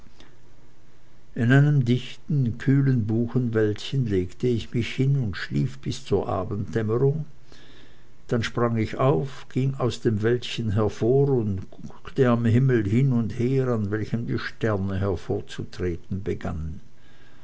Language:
German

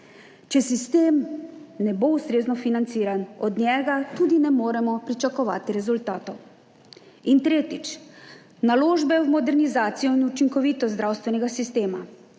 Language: Slovenian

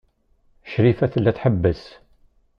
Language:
Kabyle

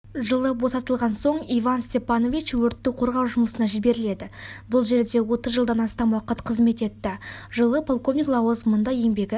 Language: Kazakh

